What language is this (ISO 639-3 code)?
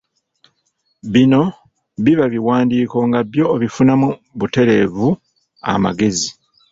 lug